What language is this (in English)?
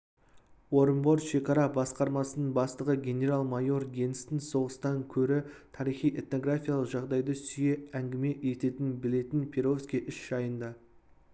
Kazakh